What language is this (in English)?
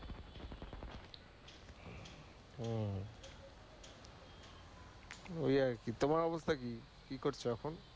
Bangla